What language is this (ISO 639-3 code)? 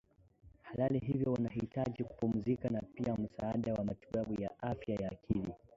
swa